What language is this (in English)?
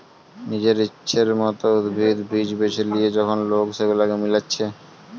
Bangla